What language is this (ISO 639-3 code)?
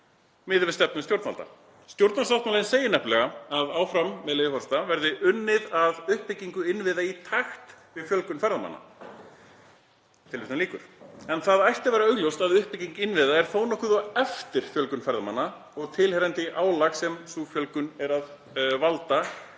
isl